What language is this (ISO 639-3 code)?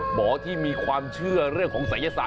tha